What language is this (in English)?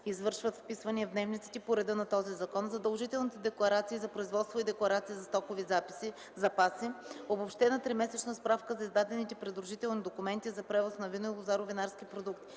Bulgarian